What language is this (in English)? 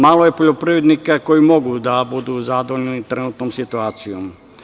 Serbian